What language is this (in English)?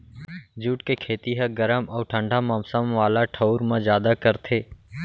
Chhattisgarhi